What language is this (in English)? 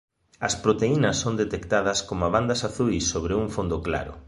Galician